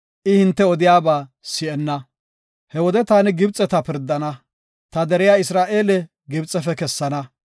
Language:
Gofa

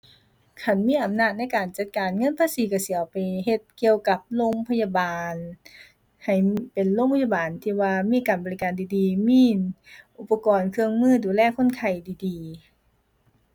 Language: Thai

